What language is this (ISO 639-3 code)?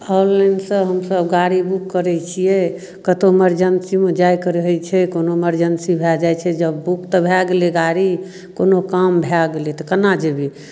mai